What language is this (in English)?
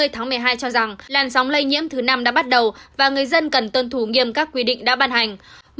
Vietnamese